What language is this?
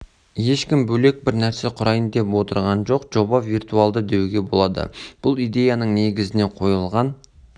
Kazakh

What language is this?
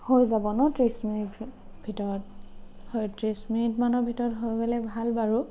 Assamese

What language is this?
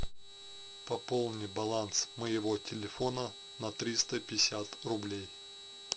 Russian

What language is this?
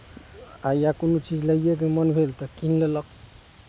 Maithili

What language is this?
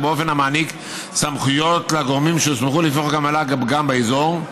Hebrew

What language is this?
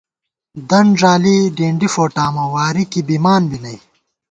Gawar-Bati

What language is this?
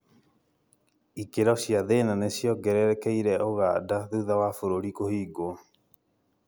Kikuyu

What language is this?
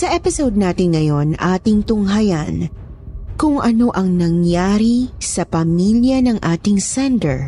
Filipino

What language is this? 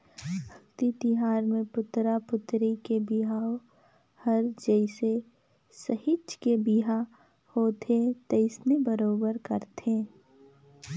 Chhattisgarhi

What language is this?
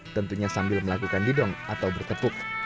Indonesian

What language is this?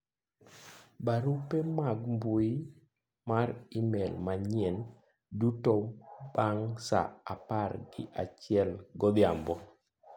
Luo (Kenya and Tanzania)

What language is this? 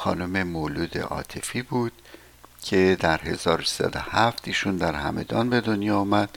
Persian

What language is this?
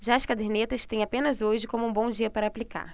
Portuguese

